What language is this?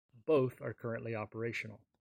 English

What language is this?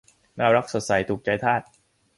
Thai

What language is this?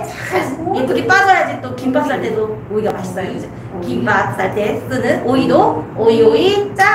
Korean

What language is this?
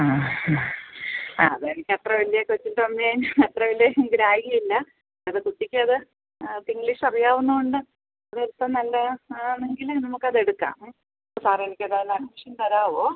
Malayalam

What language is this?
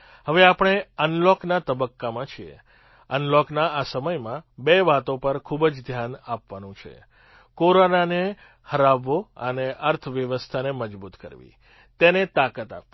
Gujarati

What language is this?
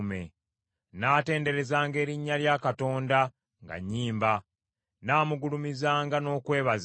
Ganda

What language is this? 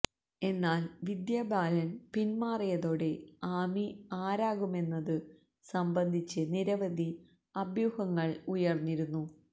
Malayalam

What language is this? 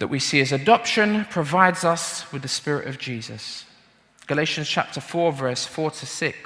English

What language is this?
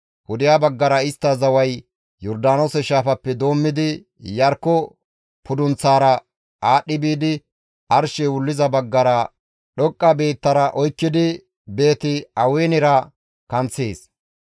Gamo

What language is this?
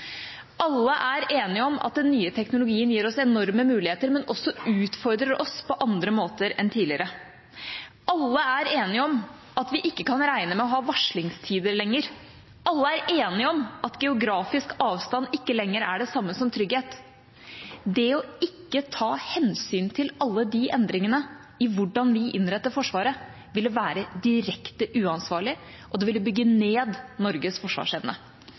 Norwegian Bokmål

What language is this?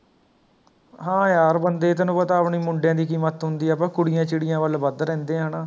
Punjabi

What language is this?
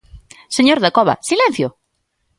Galician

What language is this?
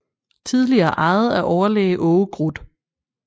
Danish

